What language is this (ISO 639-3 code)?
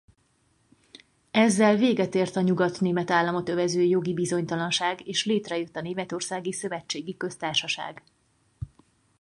hun